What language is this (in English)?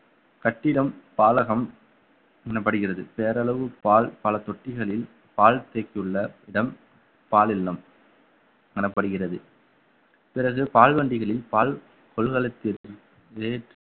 Tamil